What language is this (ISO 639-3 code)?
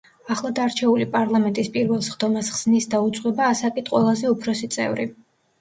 kat